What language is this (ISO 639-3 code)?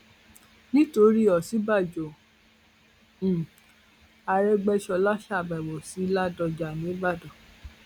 yor